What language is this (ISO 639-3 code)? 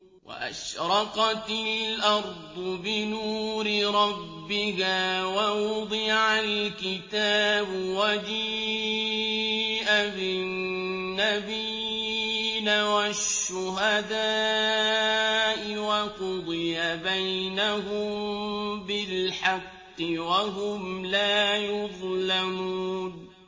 ara